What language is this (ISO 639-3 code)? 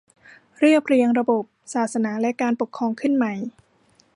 tha